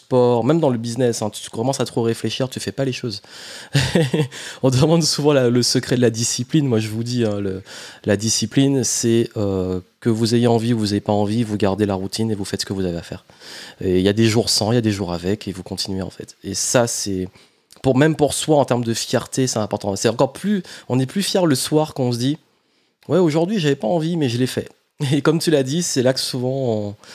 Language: French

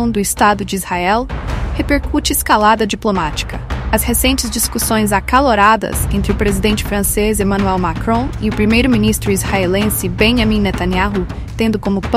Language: Portuguese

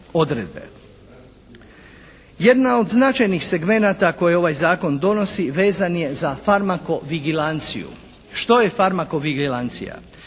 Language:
Croatian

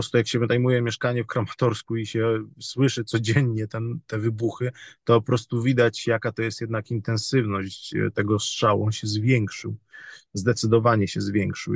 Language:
Polish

